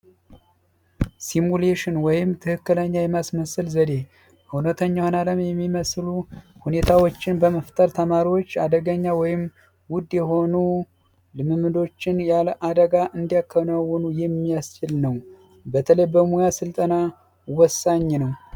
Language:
Amharic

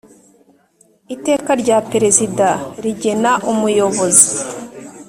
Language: Kinyarwanda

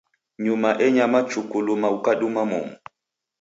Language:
Taita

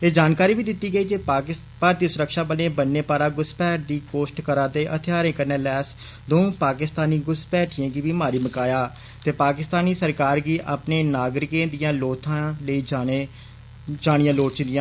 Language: Dogri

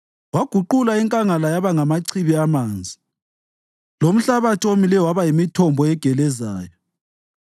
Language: North Ndebele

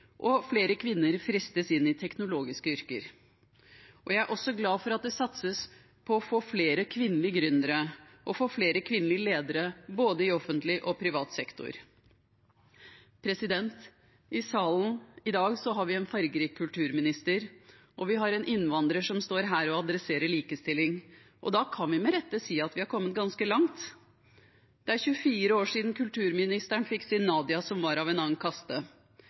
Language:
Norwegian Bokmål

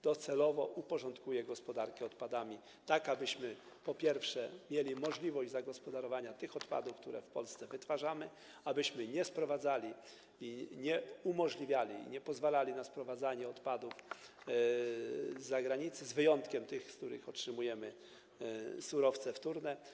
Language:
Polish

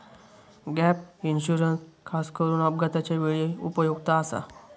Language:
Marathi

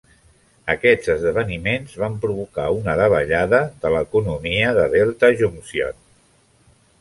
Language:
Catalan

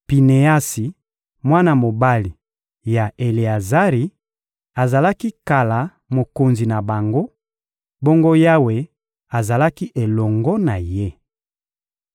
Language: Lingala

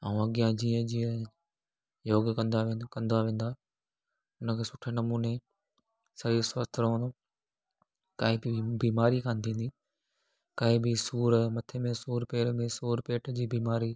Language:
Sindhi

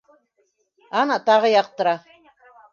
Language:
Bashkir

